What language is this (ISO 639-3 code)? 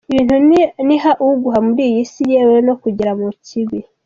kin